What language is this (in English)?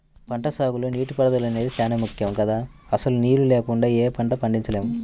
Telugu